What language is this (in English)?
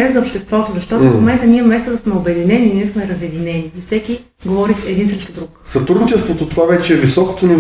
Bulgarian